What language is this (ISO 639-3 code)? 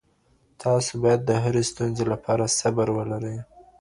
pus